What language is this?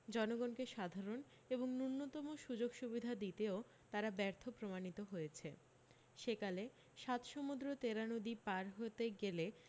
Bangla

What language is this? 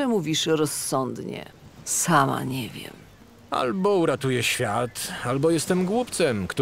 Polish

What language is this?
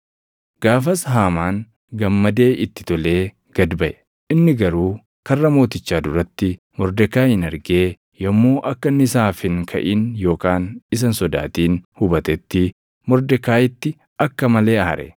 Oromo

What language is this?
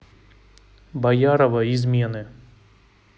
Russian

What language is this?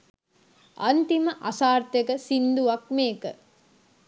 Sinhala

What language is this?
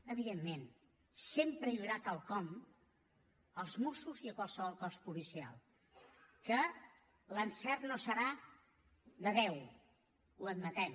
Catalan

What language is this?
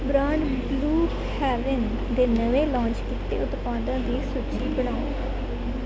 Punjabi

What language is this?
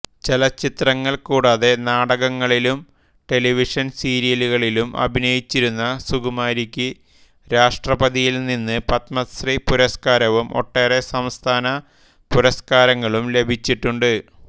Malayalam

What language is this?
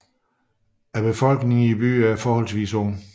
Danish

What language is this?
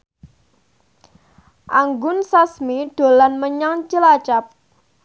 Javanese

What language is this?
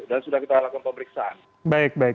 Indonesian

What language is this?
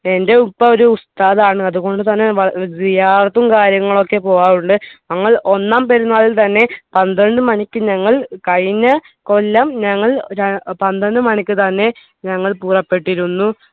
Malayalam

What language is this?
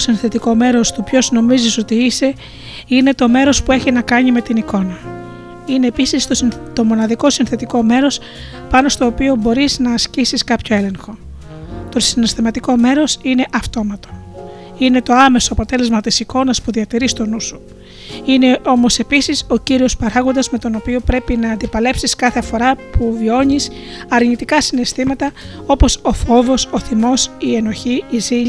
Greek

